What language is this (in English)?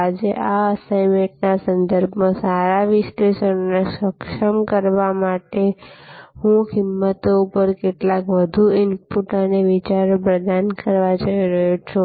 Gujarati